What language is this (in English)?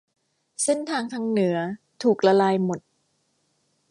Thai